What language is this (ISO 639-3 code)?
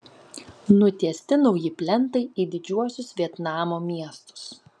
lit